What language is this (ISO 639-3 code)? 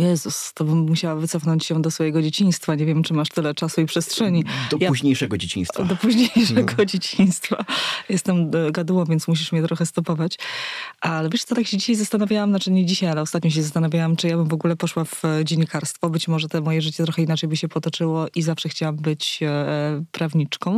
pol